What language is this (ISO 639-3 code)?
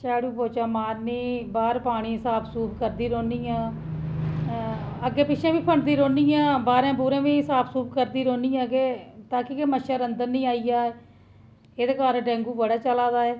doi